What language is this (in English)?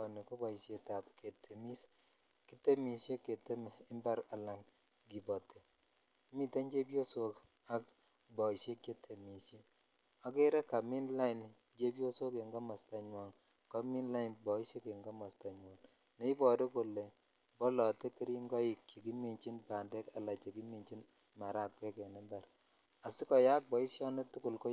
Kalenjin